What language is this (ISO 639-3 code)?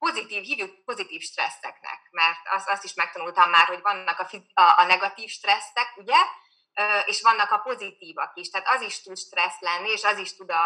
hun